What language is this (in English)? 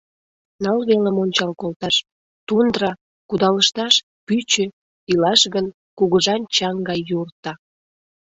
Mari